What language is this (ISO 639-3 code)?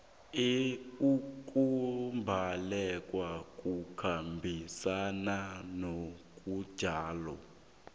nbl